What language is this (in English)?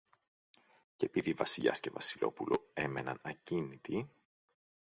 Greek